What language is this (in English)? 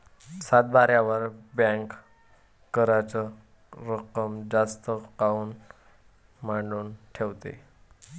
Marathi